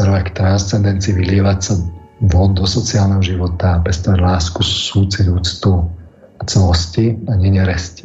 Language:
Slovak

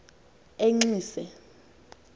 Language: Xhosa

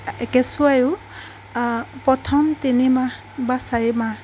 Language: Assamese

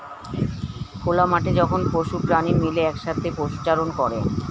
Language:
Bangla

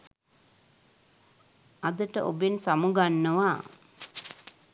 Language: Sinhala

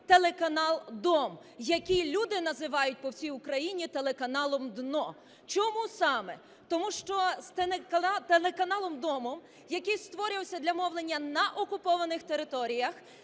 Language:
Ukrainian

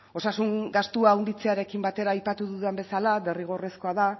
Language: Basque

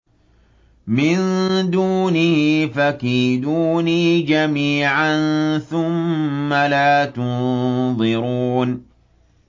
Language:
Arabic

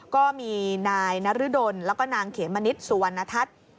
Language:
Thai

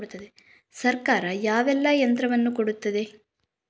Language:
Kannada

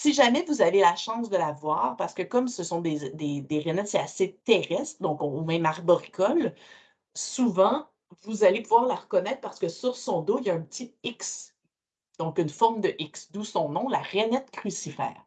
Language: French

